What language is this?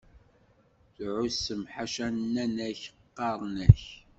Kabyle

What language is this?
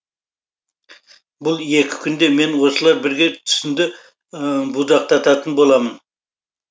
Kazakh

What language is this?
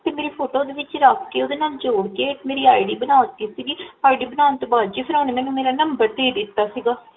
Punjabi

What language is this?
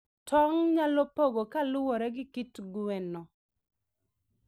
Luo (Kenya and Tanzania)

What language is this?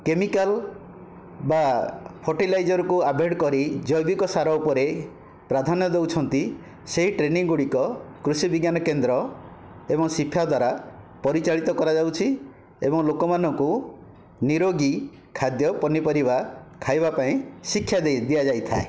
Odia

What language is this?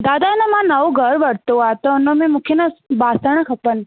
Sindhi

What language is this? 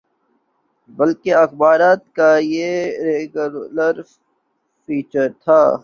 Urdu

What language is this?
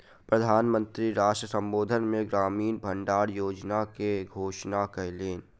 Maithili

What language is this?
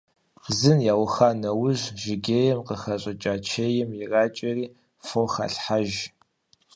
Kabardian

